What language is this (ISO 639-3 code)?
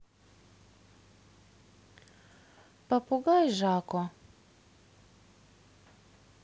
rus